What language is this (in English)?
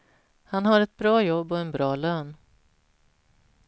Swedish